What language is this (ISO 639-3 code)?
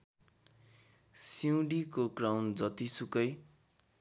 nep